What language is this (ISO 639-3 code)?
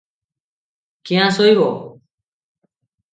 ori